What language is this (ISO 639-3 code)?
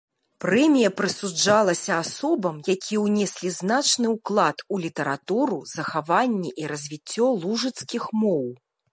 bel